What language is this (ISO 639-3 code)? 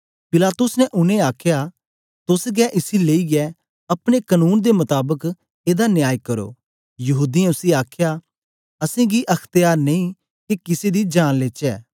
doi